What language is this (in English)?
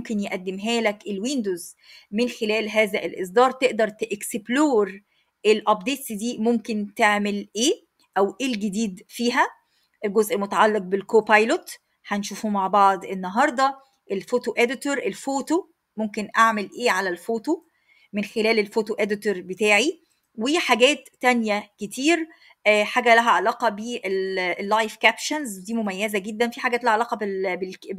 Arabic